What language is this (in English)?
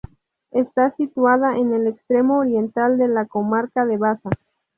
Spanish